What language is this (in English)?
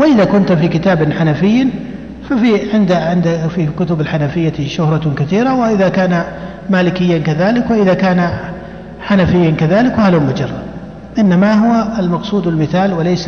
Arabic